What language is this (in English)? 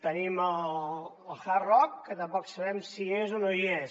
Catalan